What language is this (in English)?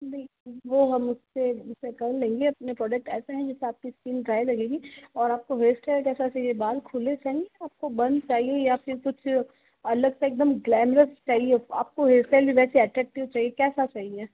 Hindi